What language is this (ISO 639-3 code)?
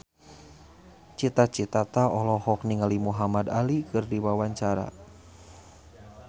sun